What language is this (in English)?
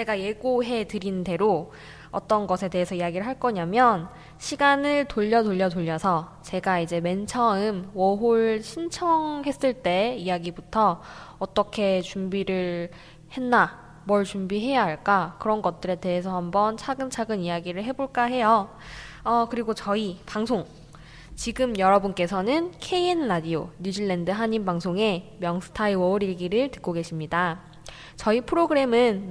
Korean